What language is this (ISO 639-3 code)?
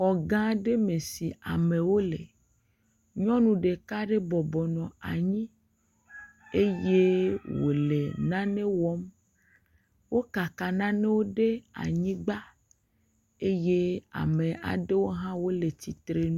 ewe